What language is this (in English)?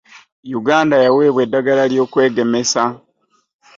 Ganda